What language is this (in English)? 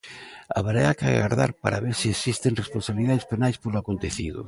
Galician